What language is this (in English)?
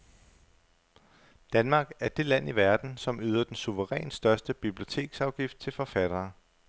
Danish